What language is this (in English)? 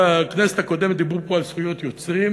Hebrew